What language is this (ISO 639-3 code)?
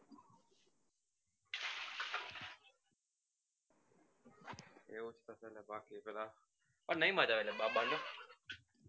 guj